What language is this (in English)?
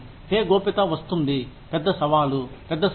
Telugu